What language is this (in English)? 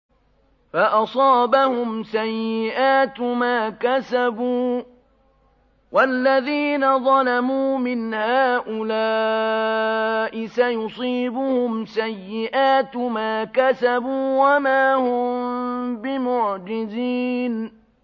Arabic